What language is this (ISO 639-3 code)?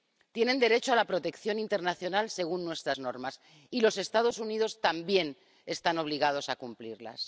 spa